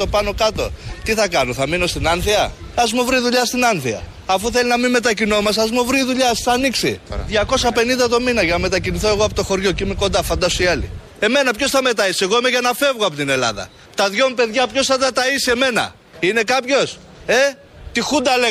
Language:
Greek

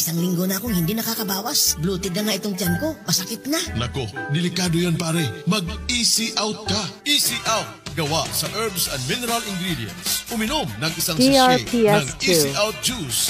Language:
Filipino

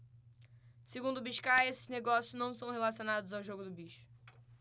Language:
Portuguese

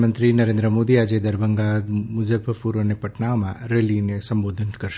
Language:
Gujarati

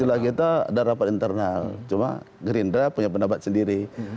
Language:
Indonesian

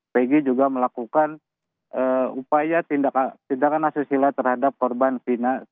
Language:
Indonesian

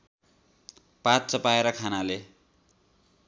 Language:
Nepali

